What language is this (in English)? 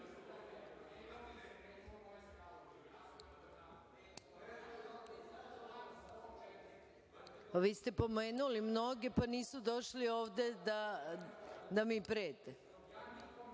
Serbian